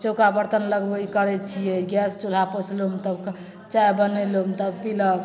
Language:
Maithili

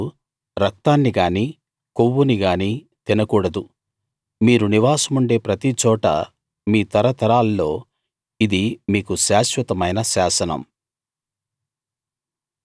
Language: Telugu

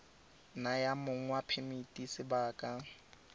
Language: Tswana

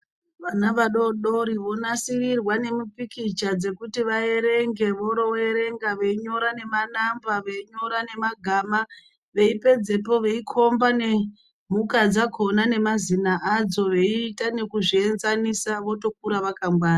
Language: Ndau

